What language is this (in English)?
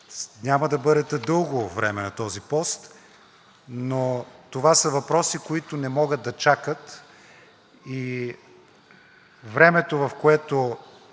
Bulgarian